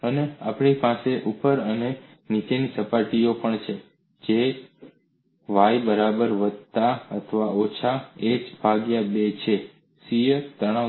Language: Gujarati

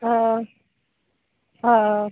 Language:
Assamese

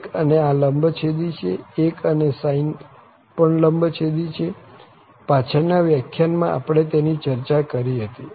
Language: Gujarati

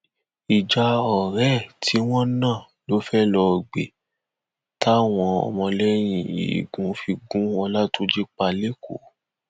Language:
Yoruba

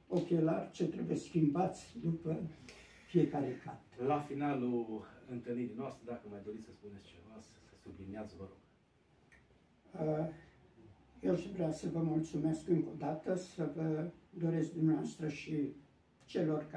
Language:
Romanian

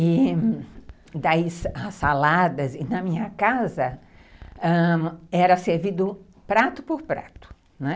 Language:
Portuguese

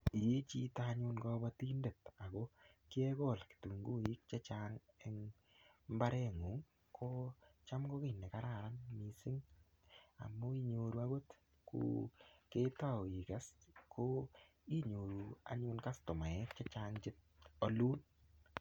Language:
Kalenjin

